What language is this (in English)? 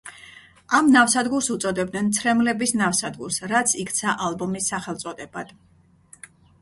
Georgian